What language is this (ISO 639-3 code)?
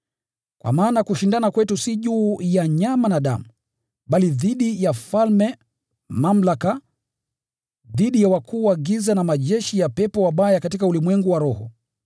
swa